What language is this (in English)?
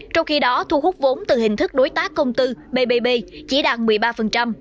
Vietnamese